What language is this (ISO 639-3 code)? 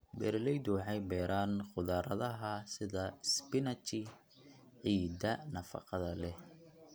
som